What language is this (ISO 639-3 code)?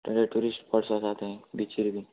kok